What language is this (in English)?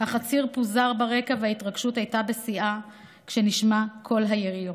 Hebrew